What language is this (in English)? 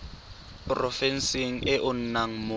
Tswana